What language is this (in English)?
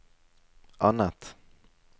Norwegian